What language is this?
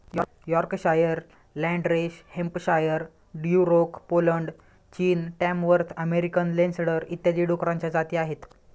Marathi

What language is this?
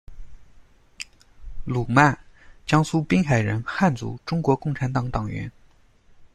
Chinese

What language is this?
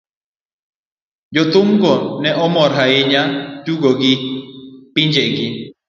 Luo (Kenya and Tanzania)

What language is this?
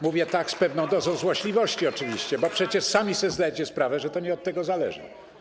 Polish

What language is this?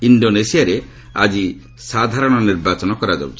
Odia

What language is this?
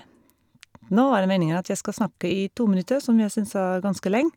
Norwegian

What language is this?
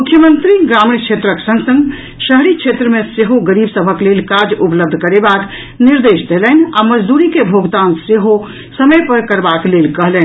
Maithili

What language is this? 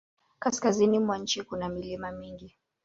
Swahili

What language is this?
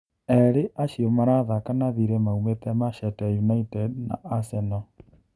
Kikuyu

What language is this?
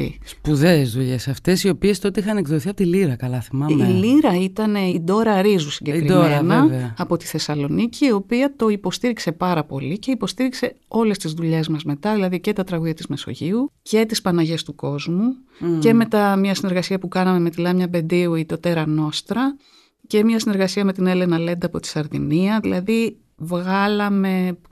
Greek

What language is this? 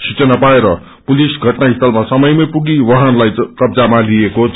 Nepali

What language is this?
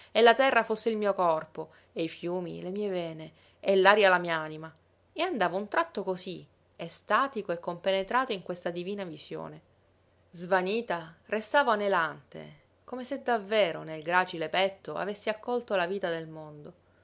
Italian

